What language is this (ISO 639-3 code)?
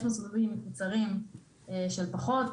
heb